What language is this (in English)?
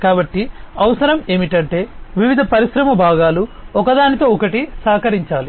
Telugu